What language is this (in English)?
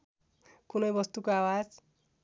Nepali